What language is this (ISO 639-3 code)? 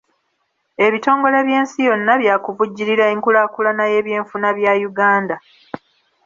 lug